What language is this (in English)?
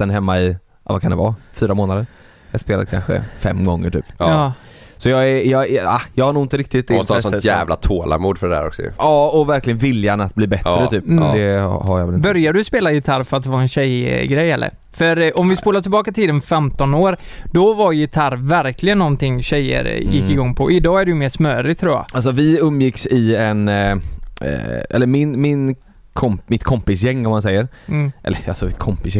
Swedish